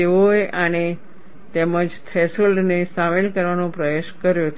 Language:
Gujarati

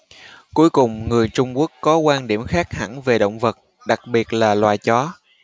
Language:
Vietnamese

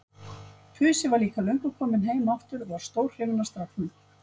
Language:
Icelandic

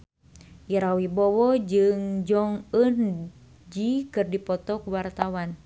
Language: Sundanese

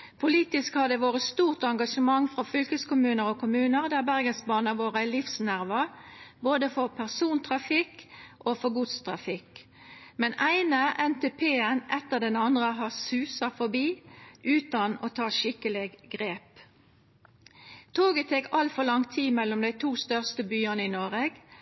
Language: Norwegian Nynorsk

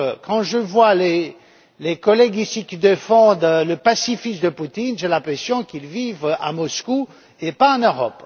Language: French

